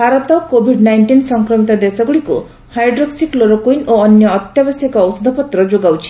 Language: Odia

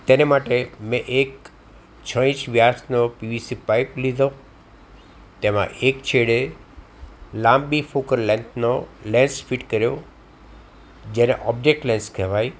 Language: Gujarati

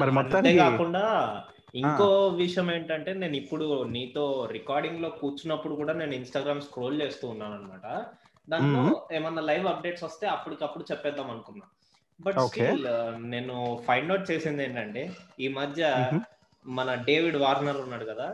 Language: Telugu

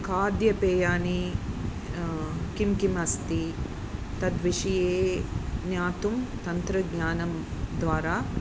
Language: Sanskrit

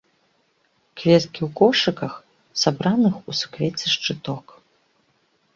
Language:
Belarusian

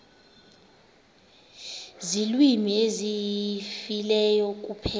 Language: Xhosa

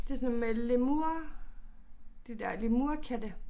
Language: Danish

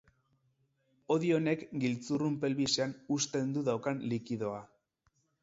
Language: Basque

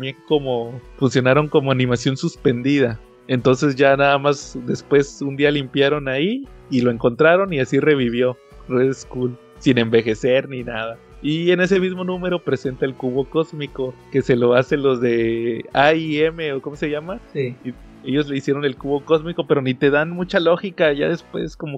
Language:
Spanish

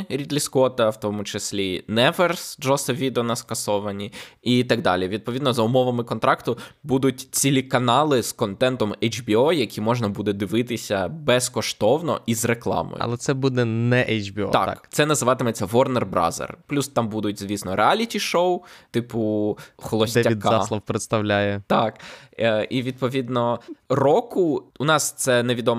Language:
Ukrainian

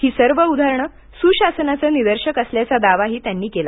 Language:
Marathi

